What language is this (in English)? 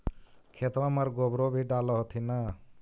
Magahi